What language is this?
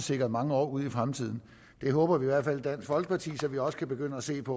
Danish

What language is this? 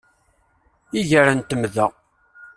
Kabyle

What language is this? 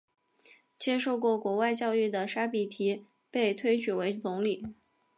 Chinese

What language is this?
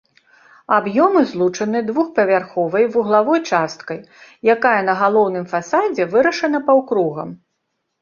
Belarusian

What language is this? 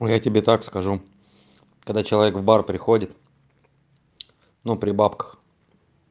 Russian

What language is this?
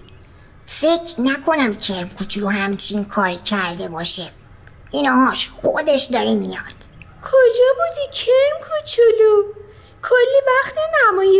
Persian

